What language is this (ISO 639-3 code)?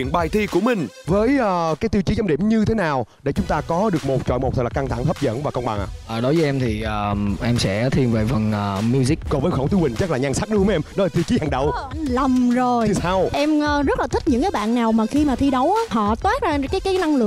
vie